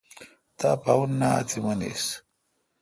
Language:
Kalkoti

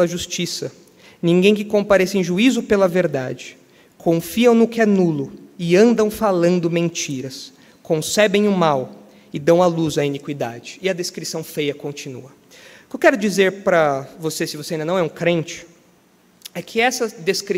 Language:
Portuguese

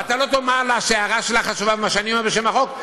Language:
Hebrew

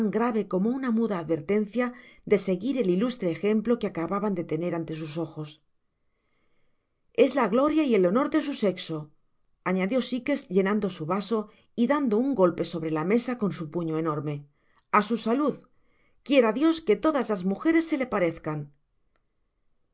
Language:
Spanish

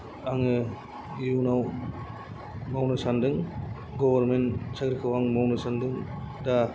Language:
Bodo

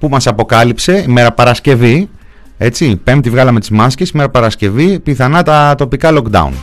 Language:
Greek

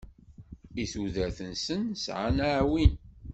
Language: Kabyle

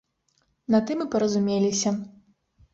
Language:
Belarusian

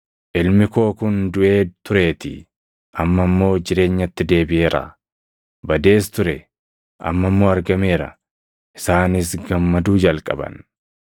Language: Oromo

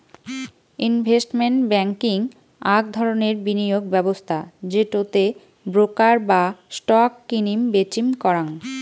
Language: Bangla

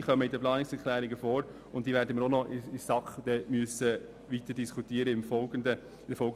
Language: Swiss German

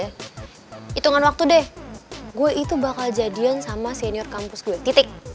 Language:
Indonesian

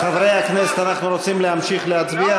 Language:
Hebrew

